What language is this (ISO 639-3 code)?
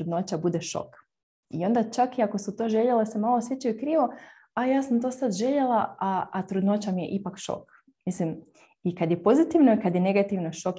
hrv